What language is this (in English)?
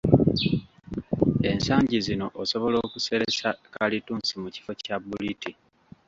Ganda